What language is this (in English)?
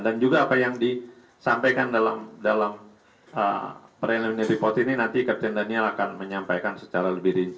Indonesian